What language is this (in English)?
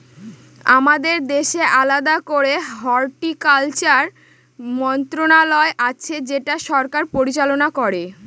Bangla